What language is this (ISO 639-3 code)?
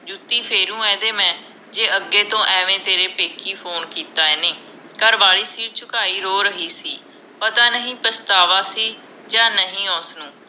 pan